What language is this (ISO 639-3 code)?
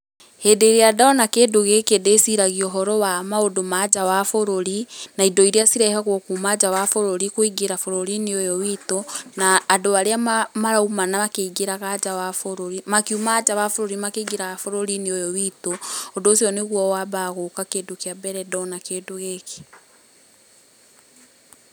kik